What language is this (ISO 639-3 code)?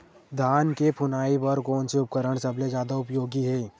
hne